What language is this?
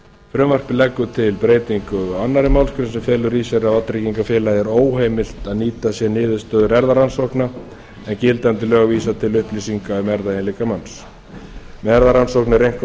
Icelandic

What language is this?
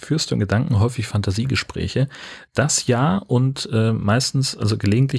German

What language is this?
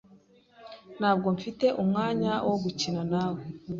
Kinyarwanda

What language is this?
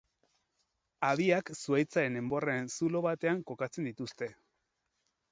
Basque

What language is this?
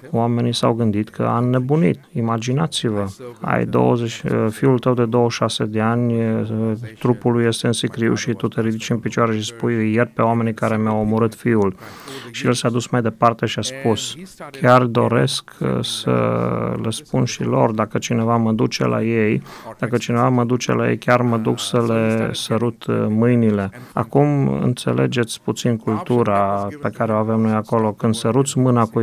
Romanian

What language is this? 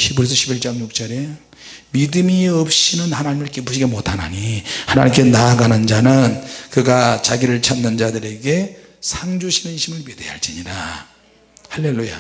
Korean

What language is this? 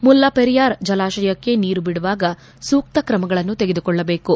Kannada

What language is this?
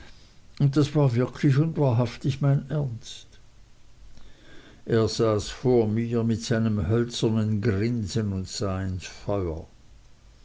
German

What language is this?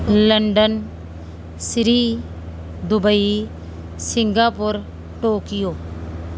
Punjabi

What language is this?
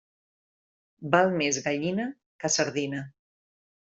Catalan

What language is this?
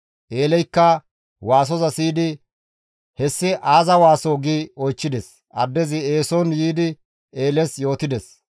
Gamo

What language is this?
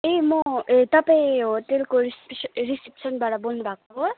Nepali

